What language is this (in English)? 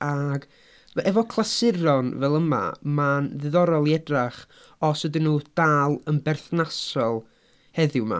Welsh